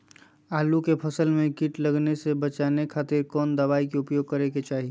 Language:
Magahi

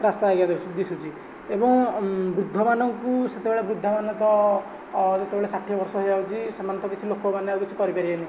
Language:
Odia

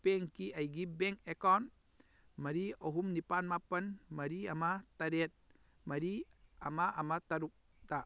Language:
Manipuri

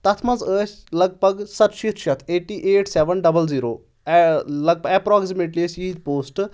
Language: Kashmiri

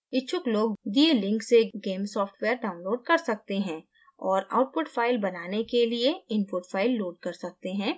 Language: Hindi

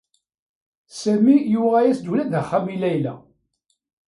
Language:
Kabyle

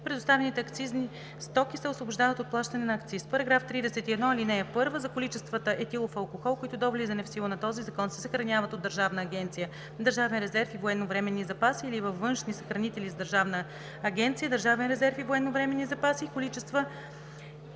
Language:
Bulgarian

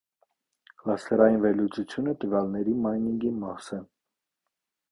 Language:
Armenian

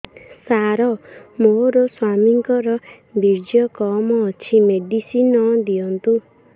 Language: Odia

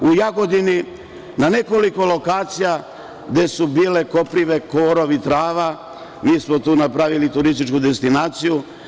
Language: Serbian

